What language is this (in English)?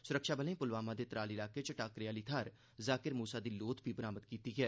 Dogri